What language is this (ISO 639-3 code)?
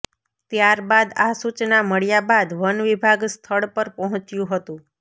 guj